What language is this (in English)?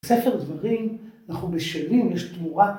Hebrew